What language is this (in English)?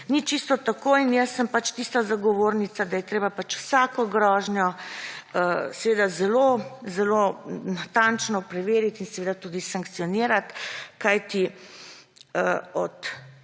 Slovenian